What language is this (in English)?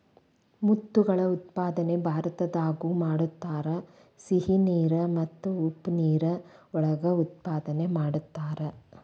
Kannada